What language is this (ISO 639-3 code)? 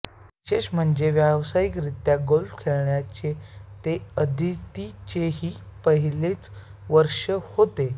mar